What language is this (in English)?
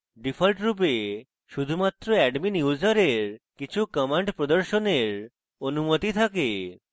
Bangla